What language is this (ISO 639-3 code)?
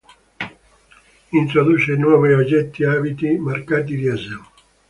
ita